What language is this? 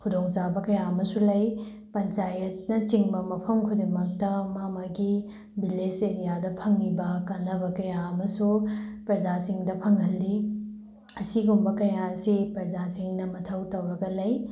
Manipuri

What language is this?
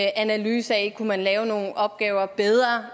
Danish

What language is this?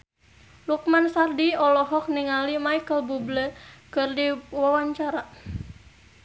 Sundanese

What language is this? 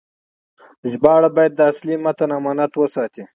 Pashto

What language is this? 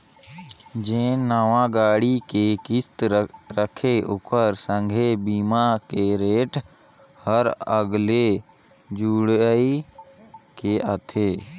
Chhattisgarhi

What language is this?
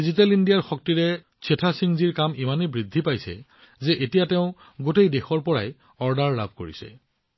Assamese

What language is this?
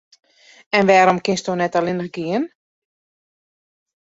Western Frisian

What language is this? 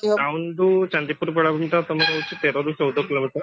Odia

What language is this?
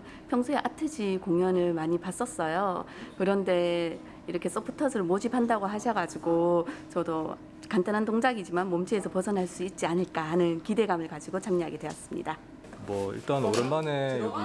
Korean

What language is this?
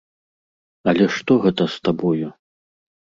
Belarusian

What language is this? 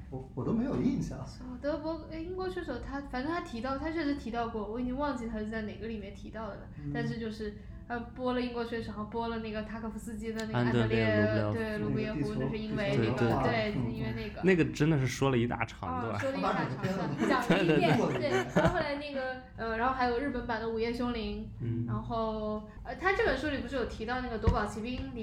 Chinese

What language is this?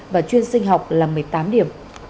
Vietnamese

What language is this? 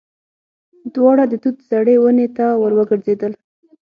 Pashto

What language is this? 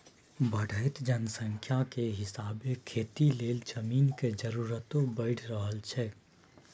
Maithili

